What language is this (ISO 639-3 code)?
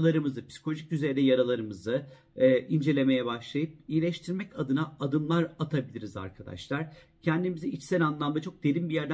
tur